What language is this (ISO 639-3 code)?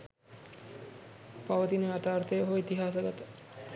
sin